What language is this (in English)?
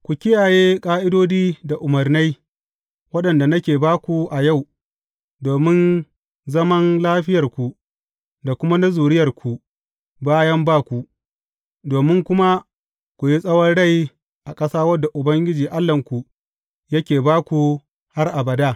Hausa